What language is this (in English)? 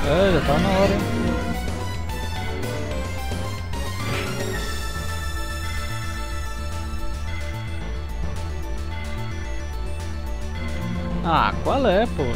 Portuguese